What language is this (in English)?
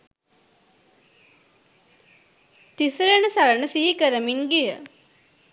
Sinhala